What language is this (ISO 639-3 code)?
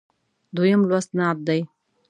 pus